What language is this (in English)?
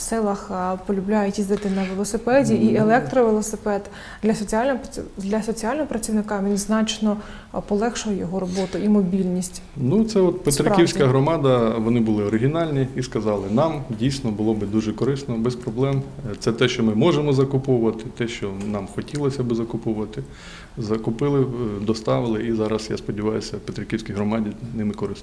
Ukrainian